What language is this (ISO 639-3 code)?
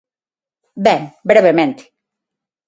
glg